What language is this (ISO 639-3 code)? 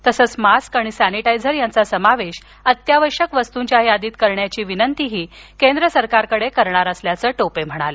mar